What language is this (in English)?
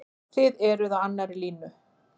Icelandic